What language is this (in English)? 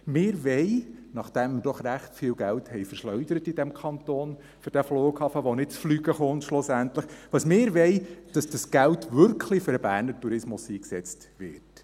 Swiss German